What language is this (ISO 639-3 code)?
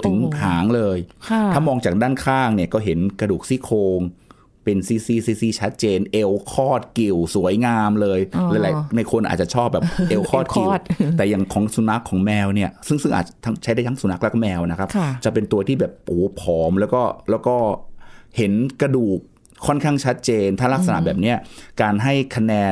tha